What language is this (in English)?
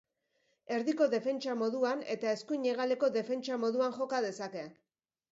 Basque